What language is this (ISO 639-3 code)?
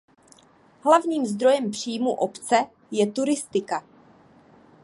ces